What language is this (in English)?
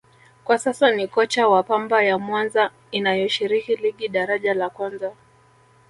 Swahili